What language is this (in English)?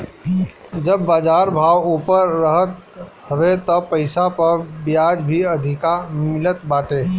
Bhojpuri